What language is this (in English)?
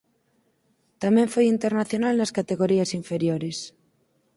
Galician